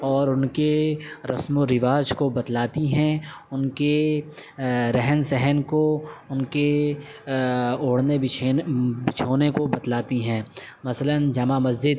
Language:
Urdu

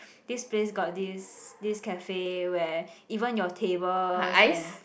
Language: English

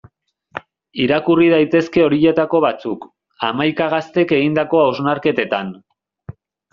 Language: Basque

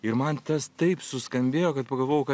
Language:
Lithuanian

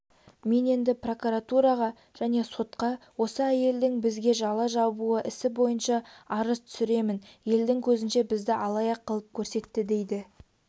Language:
Kazakh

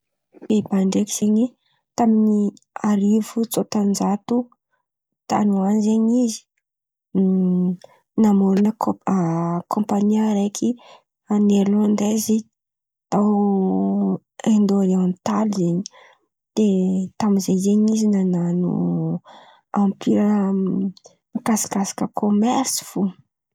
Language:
Antankarana Malagasy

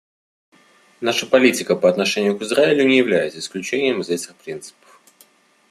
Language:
Russian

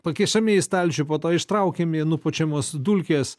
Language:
Lithuanian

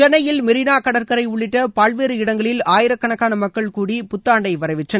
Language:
Tamil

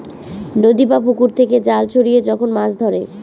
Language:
Bangla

